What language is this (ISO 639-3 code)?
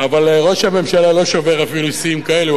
heb